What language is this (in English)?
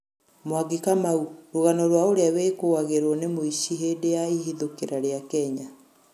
Kikuyu